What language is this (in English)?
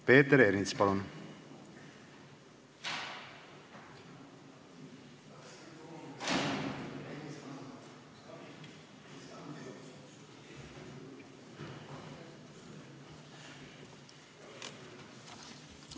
Estonian